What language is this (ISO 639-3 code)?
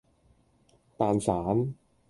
yue